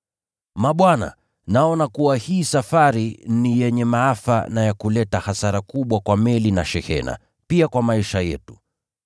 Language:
Swahili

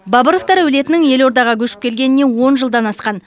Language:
Kazakh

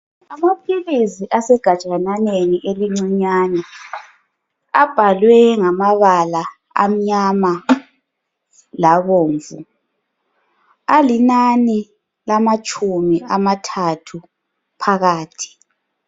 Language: North Ndebele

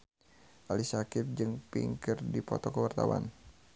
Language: Sundanese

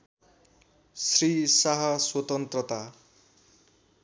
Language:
Nepali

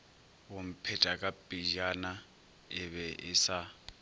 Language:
Northern Sotho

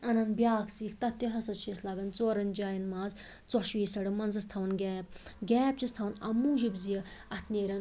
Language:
Kashmiri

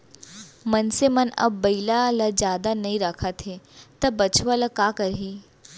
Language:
Chhattisgarhi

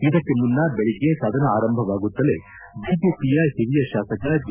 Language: Kannada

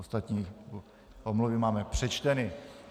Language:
Czech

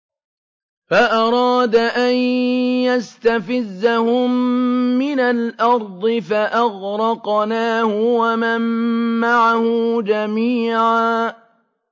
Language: Arabic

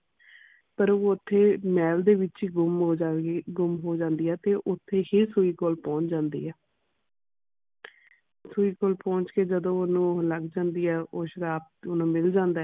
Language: Punjabi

